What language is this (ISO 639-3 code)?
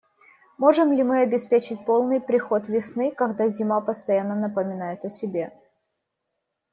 rus